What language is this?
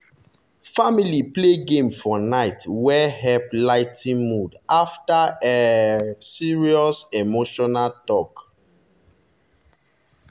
Nigerian Pidgin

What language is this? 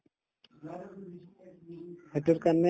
Assamese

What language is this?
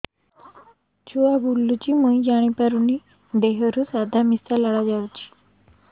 Odia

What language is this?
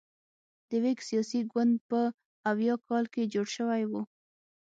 Pashto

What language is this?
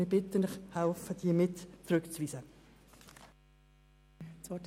Swiss German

